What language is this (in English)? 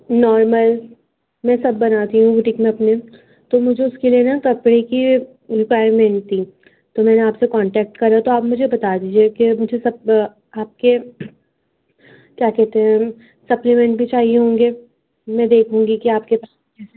Urdu